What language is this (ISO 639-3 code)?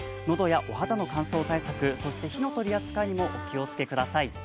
jpn